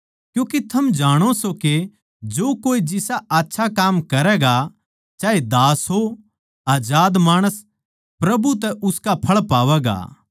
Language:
Haryanvi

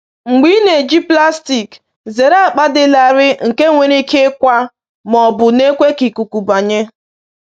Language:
Igbo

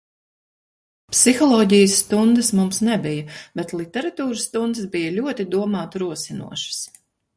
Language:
Latvian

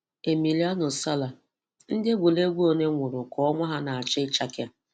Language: Igbo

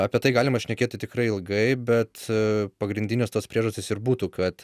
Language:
Lithuanian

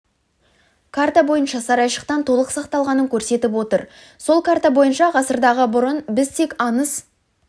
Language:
Kazakh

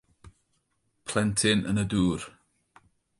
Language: Welsh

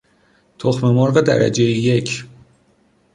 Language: Persian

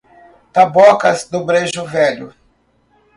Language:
Portuguese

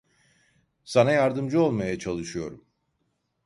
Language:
Turkish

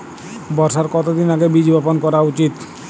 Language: Bangla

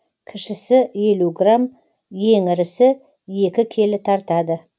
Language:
Kazakh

